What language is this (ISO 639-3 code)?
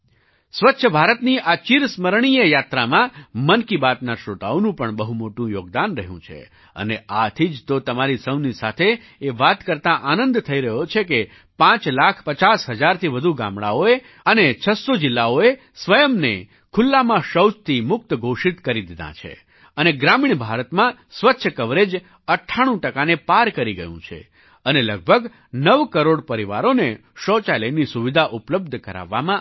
guj